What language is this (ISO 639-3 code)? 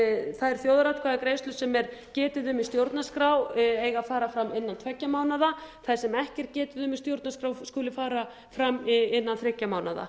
isl